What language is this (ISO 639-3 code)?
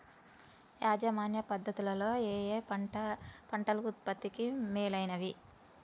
tel